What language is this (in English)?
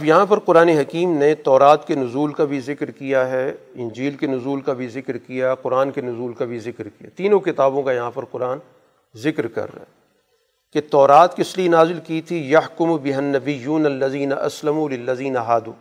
Urdu